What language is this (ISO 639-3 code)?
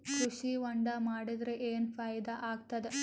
kan